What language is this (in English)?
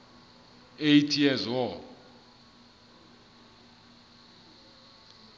Southern Sotho